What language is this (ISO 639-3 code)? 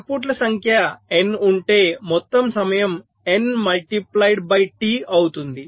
tel